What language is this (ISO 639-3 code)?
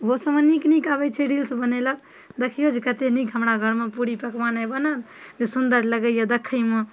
mai